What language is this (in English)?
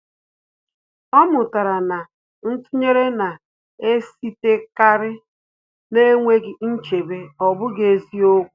Igbo